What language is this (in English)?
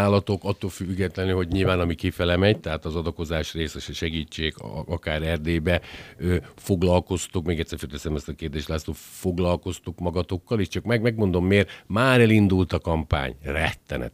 Hungarian